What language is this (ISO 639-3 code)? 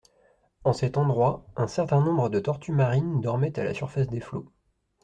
fra